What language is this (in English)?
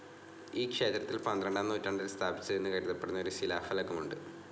Malayalam